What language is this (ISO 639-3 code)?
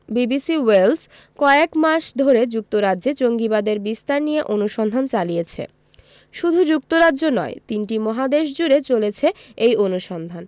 ben